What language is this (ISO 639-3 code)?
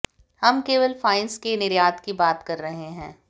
hin